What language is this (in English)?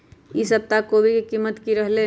Magahi